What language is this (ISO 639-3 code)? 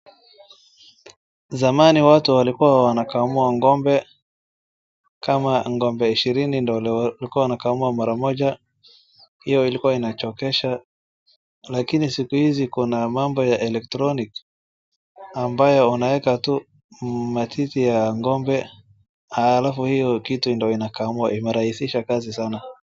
swa